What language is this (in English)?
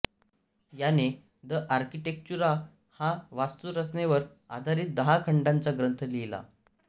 Marathi